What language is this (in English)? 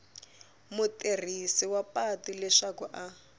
Tsonga